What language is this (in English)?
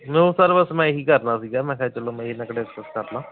Punjabi